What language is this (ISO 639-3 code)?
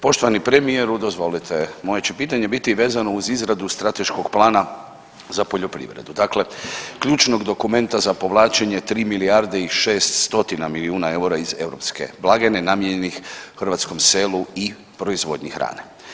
hrv